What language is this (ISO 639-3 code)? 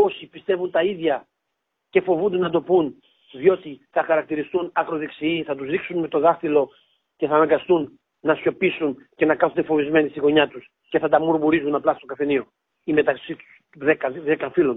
ell